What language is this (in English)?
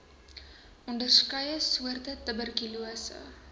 Afrikaans